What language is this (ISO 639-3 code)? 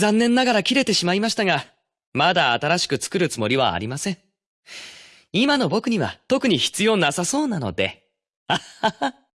jpn